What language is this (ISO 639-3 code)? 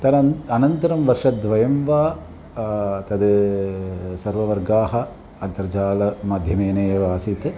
san